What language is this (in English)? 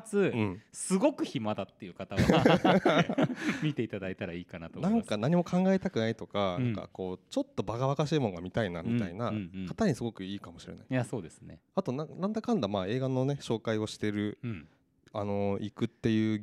Japanese